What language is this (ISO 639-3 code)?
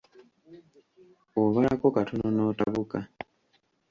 lug